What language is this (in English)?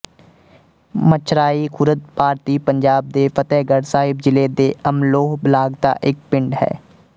Punjabi